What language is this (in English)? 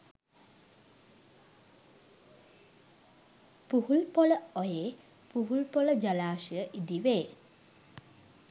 Sinhala